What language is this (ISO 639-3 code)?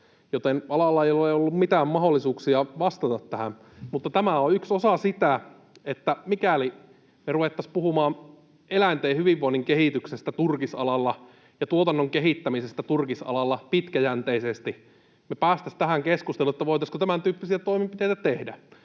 fin